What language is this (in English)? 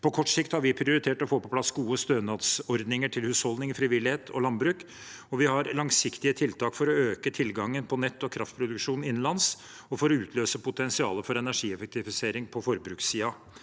Norwegian